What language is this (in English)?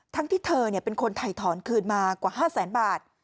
Thai